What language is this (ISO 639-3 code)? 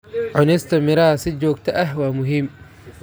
som